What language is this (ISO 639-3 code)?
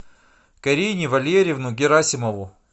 rus